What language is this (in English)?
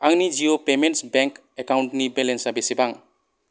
Bodo